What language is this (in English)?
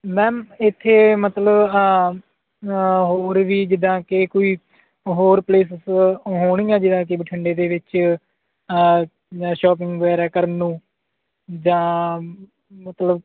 Punjabi